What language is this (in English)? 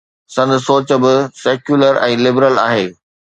Sindhi